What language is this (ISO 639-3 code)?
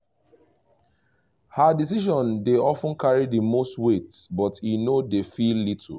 pcm